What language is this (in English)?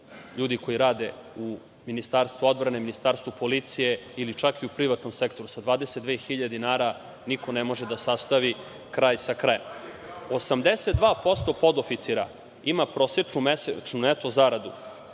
Serbian